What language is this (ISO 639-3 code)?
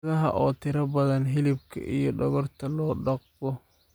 som